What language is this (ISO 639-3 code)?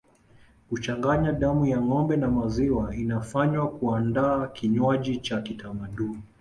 swa